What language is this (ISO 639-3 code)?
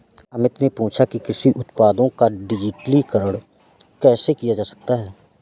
hin